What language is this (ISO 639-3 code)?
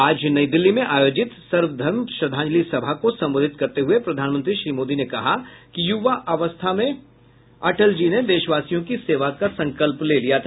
hin